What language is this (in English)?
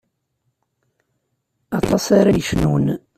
Kabyle